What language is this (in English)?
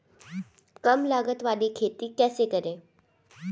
Hindi